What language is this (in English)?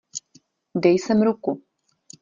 Czech